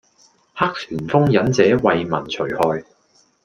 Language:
Cantonese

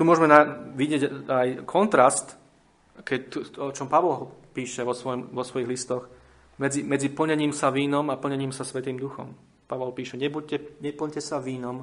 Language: Slovak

